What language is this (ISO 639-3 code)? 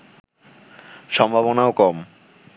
ben